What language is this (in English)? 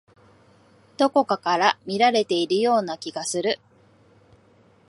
Japanese